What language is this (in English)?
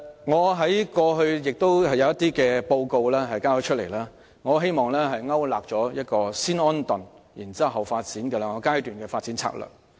Cantonese